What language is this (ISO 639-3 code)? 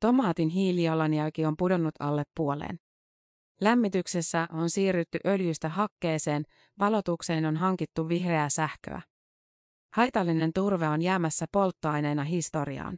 fin